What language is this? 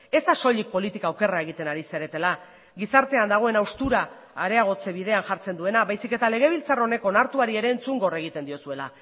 Basque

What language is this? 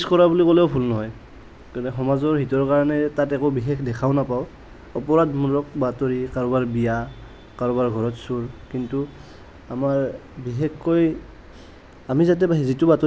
Assamese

